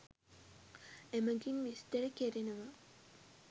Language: Sinhala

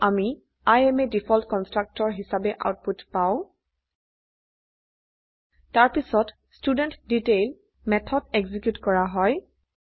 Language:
Assamese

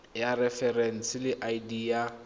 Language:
Tswana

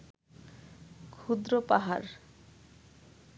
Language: Bangla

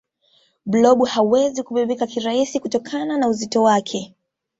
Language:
Swahili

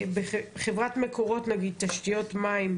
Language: Hebrew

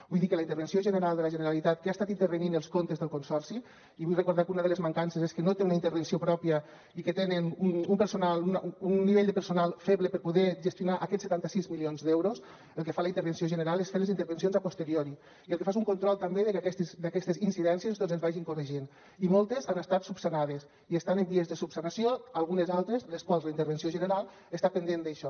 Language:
Catalan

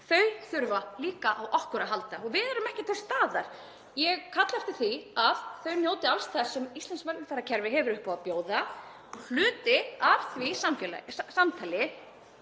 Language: Icelandic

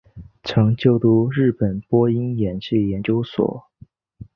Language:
Chinese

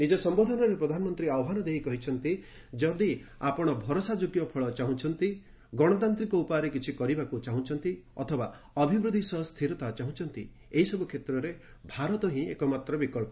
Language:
Odia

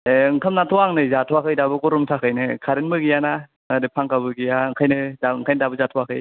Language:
Bodo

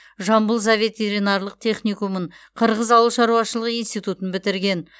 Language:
Kazakh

